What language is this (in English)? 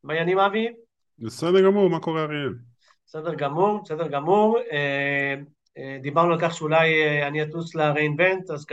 Hebrew